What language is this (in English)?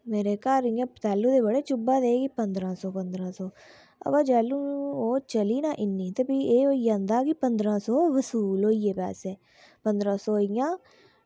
Dogri